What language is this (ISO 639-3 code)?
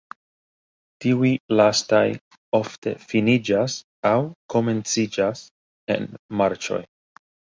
epo